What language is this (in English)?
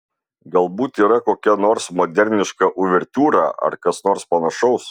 Lithuanian